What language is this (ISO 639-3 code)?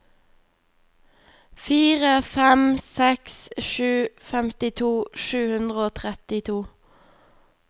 nor